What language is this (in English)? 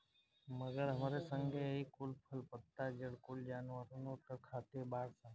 Bhojpuri